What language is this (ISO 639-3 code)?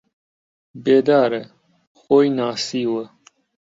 ckb